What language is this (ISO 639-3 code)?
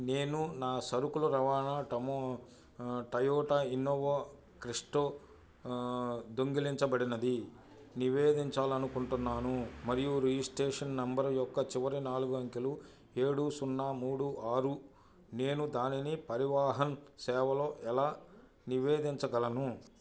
tel